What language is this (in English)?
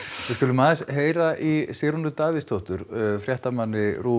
Icelandic